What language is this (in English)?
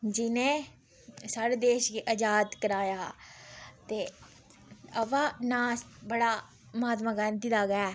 Dogri